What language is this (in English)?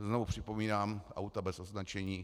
Czech